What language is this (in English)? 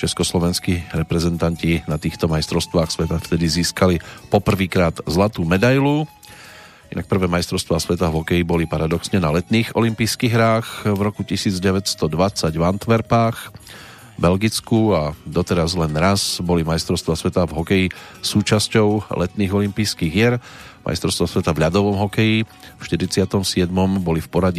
Slovak